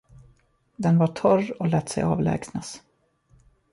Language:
Swedish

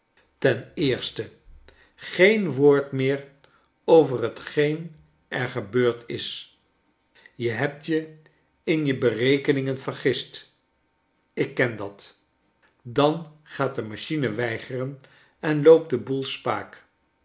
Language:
Dutch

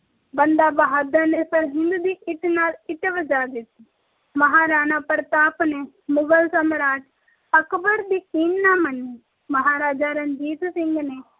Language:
Punjabi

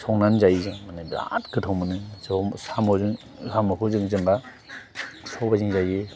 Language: Bodo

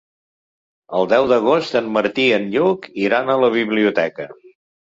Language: Catalan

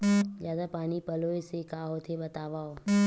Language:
Chhattisgarhi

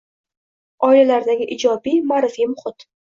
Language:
Uzbek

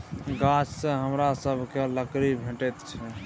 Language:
Maithili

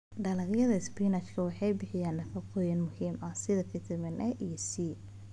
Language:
Somali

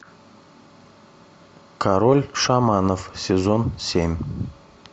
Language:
Russian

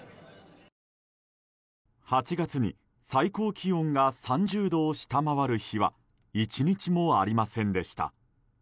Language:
Japanese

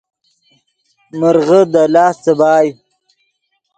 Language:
Yidgha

